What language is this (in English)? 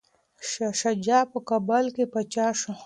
Pashto